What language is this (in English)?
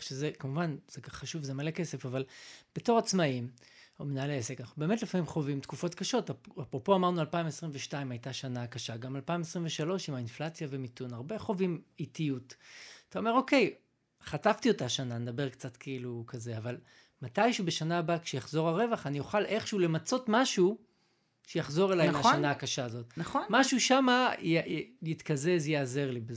Hebrew